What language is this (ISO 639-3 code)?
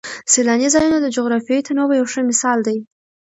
pus